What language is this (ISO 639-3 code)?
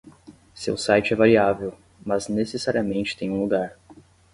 por